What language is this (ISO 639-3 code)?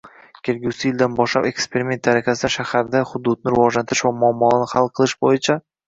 uzb